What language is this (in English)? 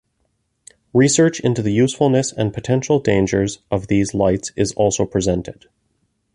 English